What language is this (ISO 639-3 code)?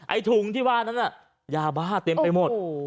tha